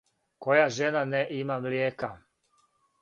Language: Serbian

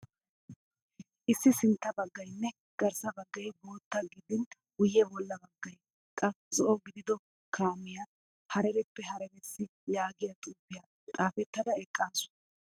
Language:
Wolaytta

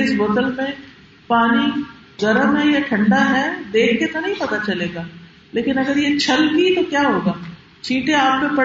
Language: Urdu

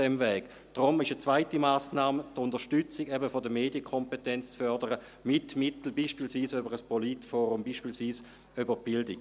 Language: Swiss German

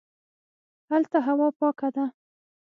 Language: Pashto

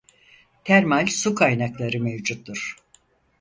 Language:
Turkish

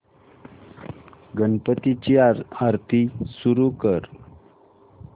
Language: Marathi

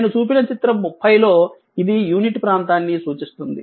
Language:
Telugu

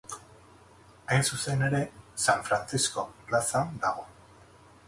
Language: Basque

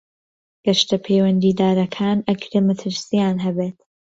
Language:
Central Kurdish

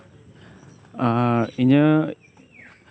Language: Santali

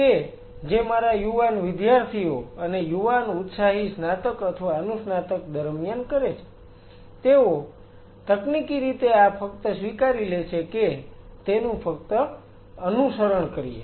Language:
Gujarati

